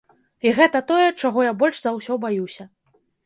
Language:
Belarusian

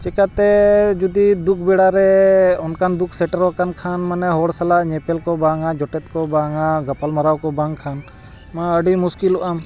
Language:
Santali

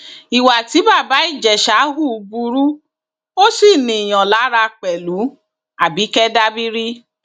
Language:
Yoruba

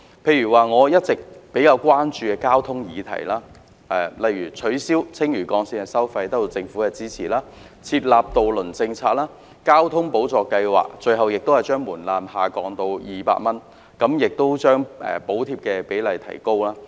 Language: Cantonese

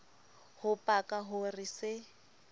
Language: Southern Sotho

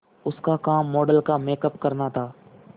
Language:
Hindi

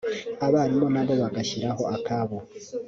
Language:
Kinyarwanda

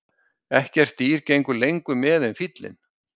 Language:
Icelandic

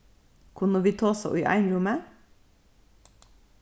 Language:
Faroese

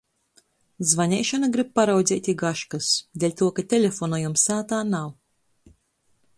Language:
Latgalian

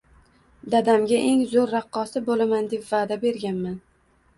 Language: Uzbek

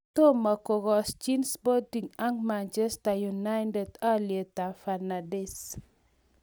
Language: Kalenjin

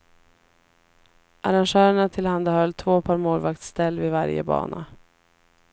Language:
Swedish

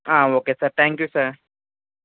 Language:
Telugu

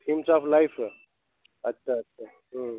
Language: Sindhi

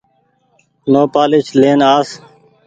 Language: Goaria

